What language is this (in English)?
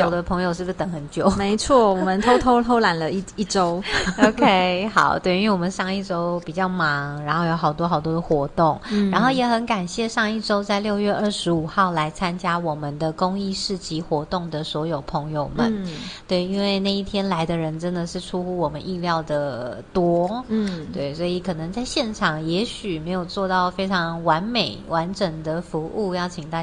Chinese